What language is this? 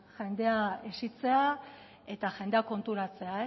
Basque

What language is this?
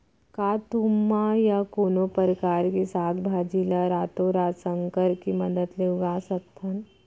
Chhattisgarhi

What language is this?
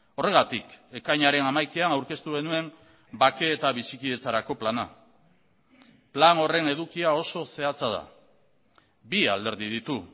Basque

